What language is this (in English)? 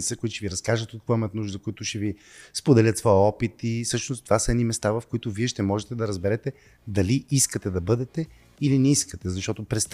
Bulgarian